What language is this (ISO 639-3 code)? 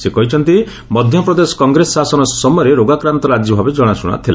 ori